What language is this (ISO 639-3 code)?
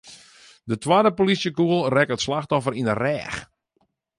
fry